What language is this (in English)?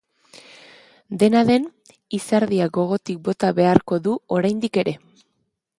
Basque